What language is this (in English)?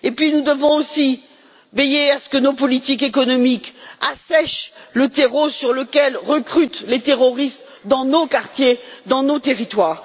French